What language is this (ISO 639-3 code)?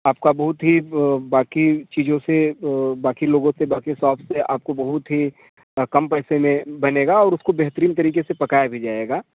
hin